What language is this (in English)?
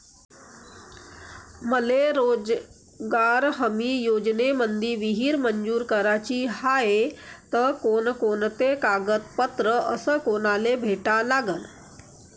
Marathi